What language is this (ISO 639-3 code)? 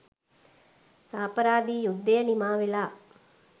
sin